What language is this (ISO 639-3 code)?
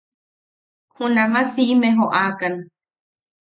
yaq